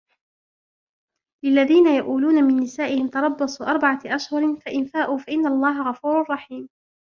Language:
Arabic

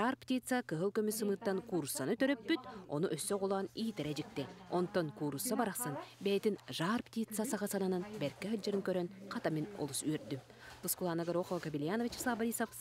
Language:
Turkish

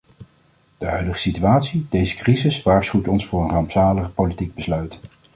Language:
Dutch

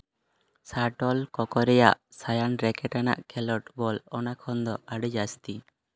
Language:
Santali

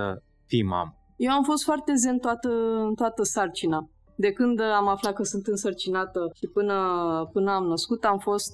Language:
Romanian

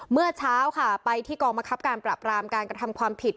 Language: Thai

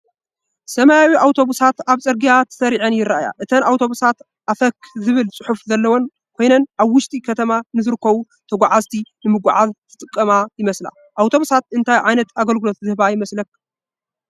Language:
Tigrinya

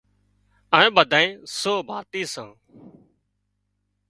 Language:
Wadiyara Koli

